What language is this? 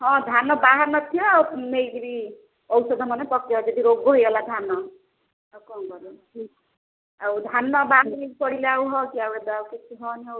Odia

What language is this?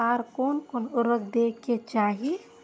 Maithili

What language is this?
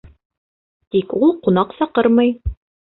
Bashkir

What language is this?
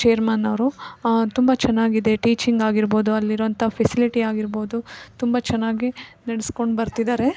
Kannada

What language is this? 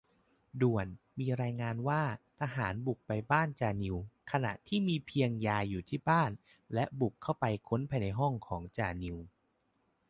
Thai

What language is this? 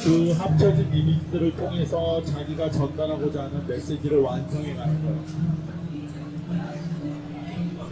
Korean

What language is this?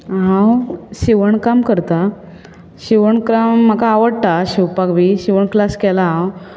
Konkani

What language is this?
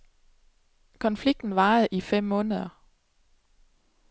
Danish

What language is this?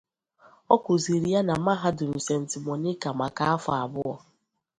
Igbo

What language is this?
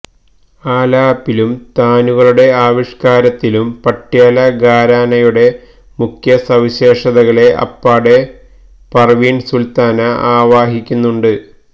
Malayalam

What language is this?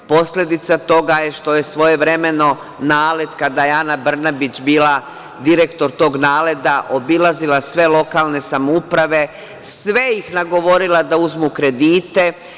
Serbian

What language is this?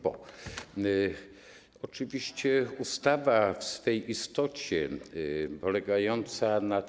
Polish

